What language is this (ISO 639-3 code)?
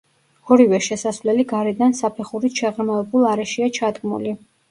kat